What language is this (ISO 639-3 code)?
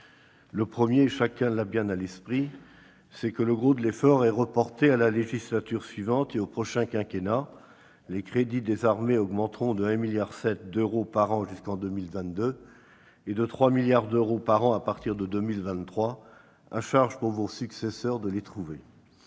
fra